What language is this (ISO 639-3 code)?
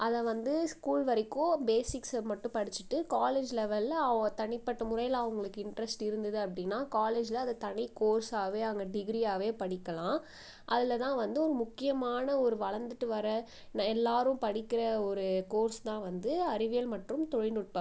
tam